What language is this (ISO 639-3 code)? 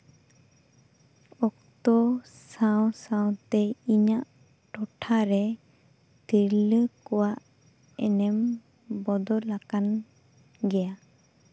sat